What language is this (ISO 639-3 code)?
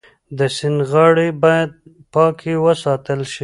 pus